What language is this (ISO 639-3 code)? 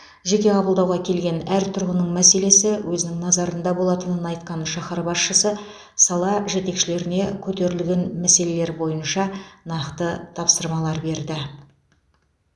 kaz